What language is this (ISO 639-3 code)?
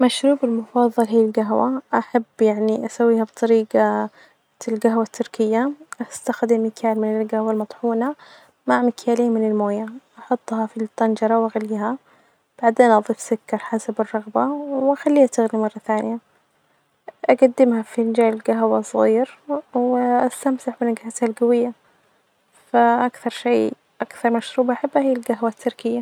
ars